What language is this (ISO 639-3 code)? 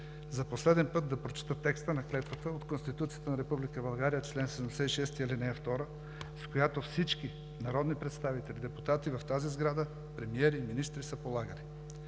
bul